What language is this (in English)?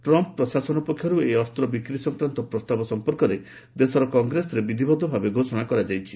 Odia